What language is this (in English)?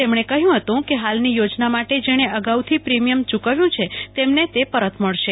Gujarati